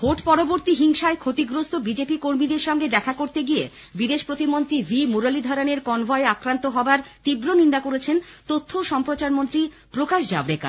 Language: Bangla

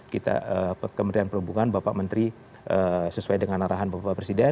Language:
Indonesian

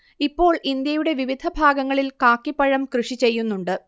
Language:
Malayalam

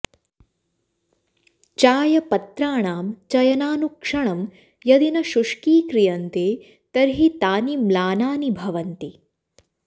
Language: Sanskrit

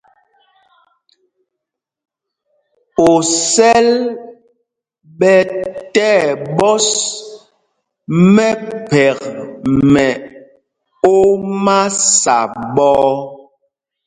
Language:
Mpumpong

